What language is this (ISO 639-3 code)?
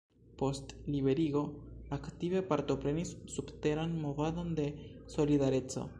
epo